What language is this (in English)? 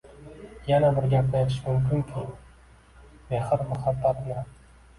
Uzbek